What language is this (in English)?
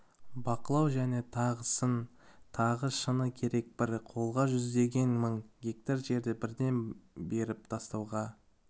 Kazakh